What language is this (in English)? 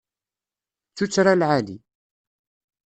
Kabyle